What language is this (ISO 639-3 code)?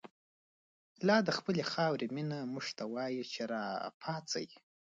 pus